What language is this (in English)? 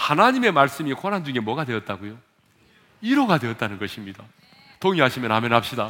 Korean